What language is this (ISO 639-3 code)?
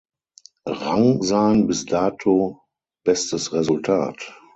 deu